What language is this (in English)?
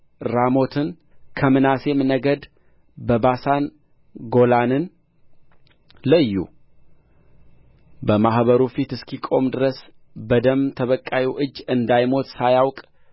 Amharic